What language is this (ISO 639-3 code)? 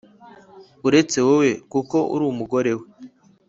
kin